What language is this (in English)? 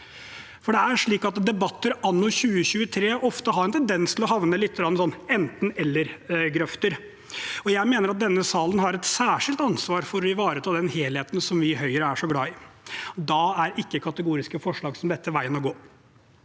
Norwegian